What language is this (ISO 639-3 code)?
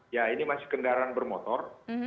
ind